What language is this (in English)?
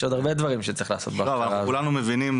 Hebrew